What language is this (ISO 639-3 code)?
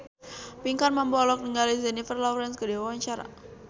sun